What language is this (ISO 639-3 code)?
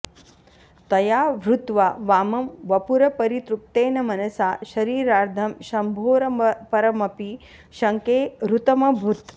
san